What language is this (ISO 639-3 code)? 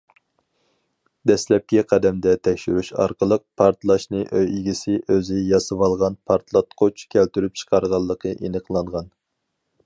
uig